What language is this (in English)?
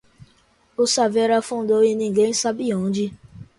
Portuguese